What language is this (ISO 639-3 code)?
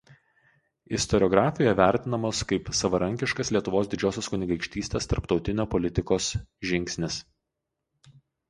lit